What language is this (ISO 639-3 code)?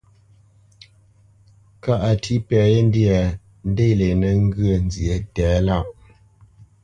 bce